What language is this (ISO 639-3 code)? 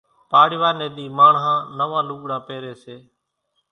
gjk